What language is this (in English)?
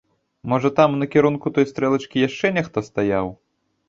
Belarusian